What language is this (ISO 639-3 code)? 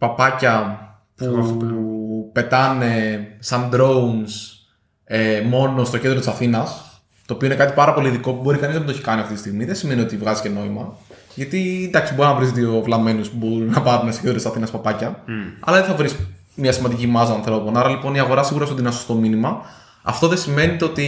ell